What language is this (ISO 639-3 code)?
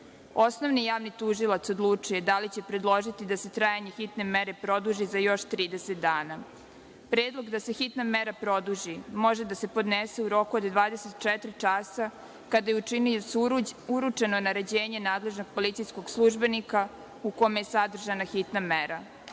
srp